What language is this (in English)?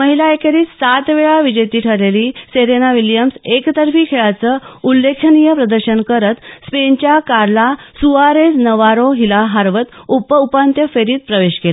Marathi